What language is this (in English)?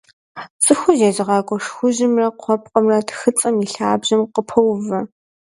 Kabardian